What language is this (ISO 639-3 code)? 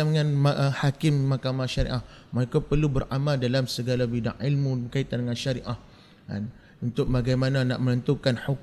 msa